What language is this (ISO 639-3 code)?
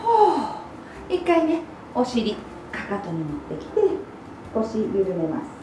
jpn